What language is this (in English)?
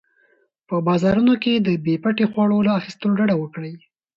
Pashto